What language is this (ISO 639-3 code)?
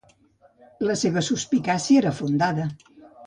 cat